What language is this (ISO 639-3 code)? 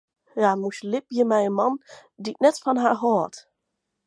fry